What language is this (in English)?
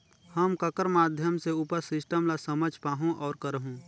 Chhattisgarhi